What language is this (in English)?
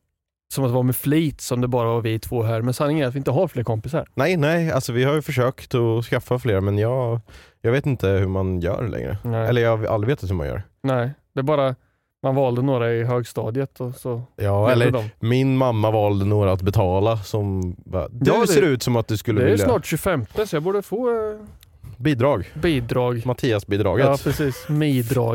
Swedish